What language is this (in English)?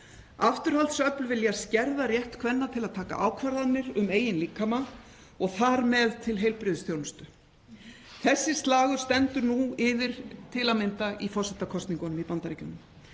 Icelandic